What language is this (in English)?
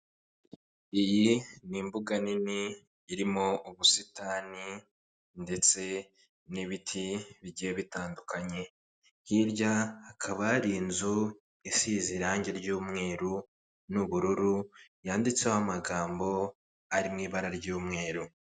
Kinyarwanda